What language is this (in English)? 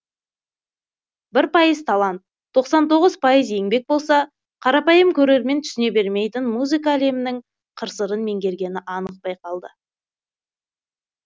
Kazakh